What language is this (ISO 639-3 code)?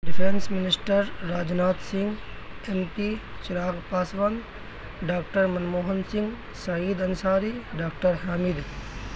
urd